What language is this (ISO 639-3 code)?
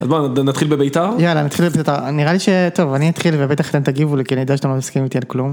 heb